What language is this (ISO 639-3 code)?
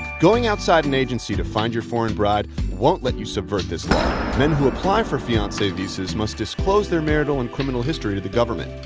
eng